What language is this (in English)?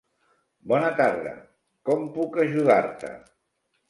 Catalan